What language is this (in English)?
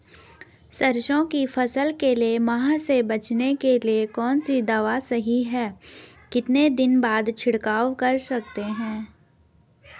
Hindi